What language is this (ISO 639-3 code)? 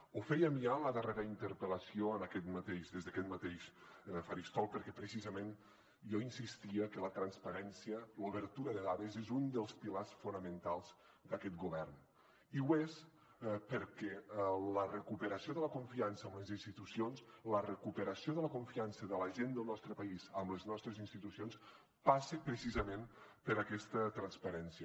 cat